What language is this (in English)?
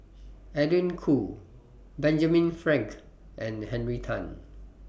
English